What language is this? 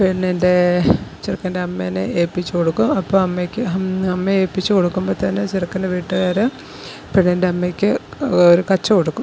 Malayalam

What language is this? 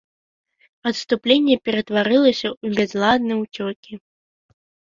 Belarusian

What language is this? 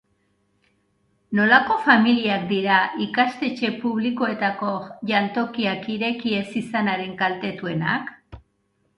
Basque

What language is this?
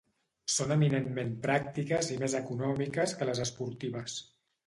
Catalan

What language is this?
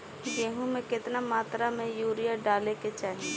Bhojpuri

